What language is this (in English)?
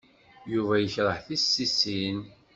Kabyle